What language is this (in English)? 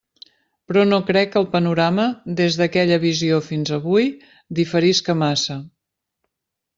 Catalan